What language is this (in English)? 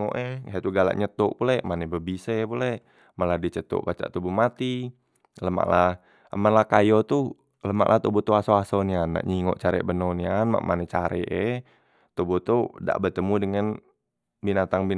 Musi